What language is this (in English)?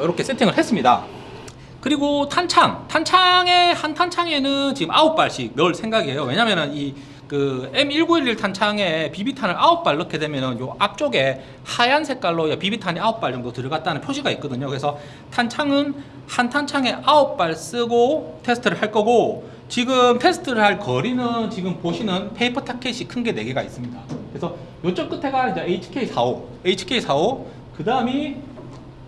Korean